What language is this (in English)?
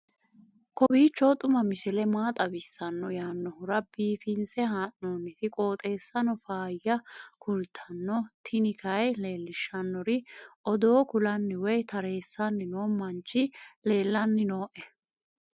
Sidamo